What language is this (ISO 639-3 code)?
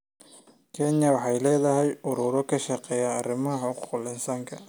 som